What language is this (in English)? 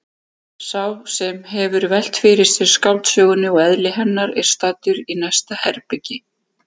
Icelandic